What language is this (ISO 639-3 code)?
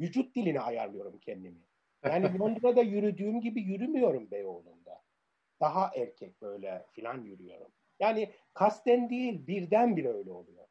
tur